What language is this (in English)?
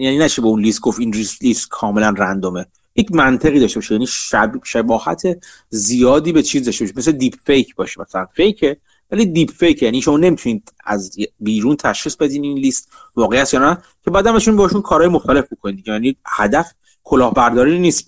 Persian